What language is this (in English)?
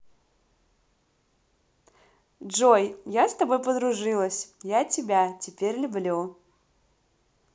Russian